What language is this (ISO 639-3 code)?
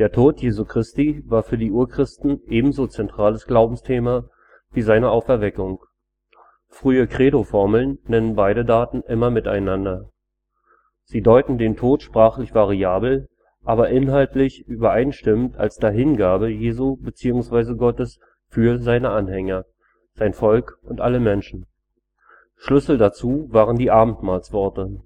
deu